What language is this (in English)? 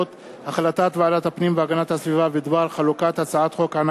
Hebrew